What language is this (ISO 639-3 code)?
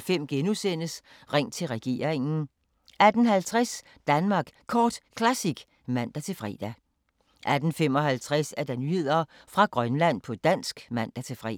dan